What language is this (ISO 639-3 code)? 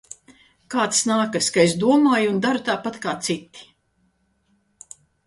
lav